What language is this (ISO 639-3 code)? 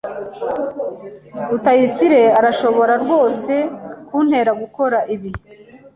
kin